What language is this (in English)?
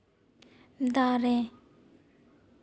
Santali